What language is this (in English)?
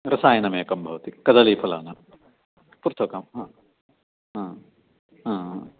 Sanskrit